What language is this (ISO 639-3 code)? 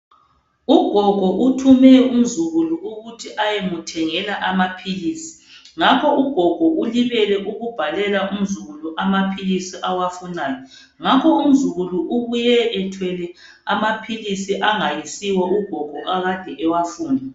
nde